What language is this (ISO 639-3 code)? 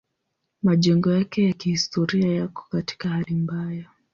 swa